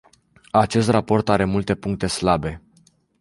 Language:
Romanian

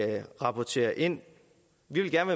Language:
Danish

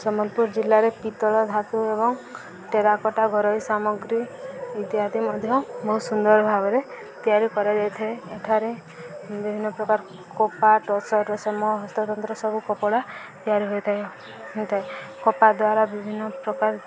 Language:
Odia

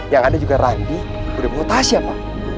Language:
Indonesian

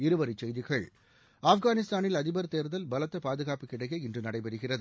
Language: Tamil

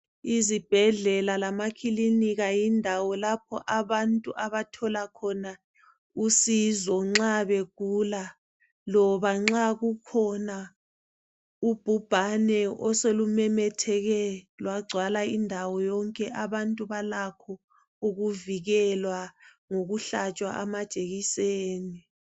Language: North Ndebele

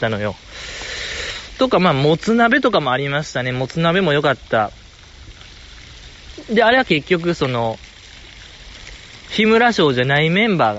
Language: Japanese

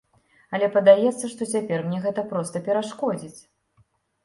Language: Belarusian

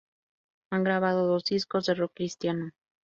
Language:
Spanish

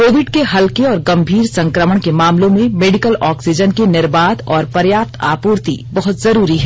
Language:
Hindi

